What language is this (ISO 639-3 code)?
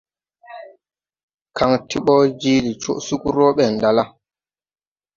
tui